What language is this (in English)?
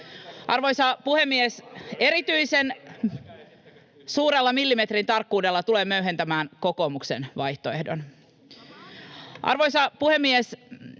Finnish